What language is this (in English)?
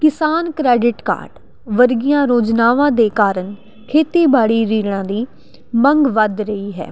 Punjabi